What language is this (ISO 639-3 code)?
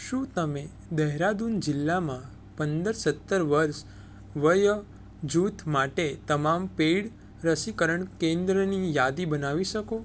guj